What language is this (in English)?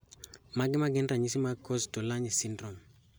Luo (Kenya and Tanzania)